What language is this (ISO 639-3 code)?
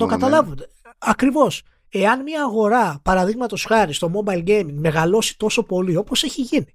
ell